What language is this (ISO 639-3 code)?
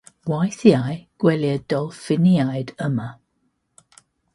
cym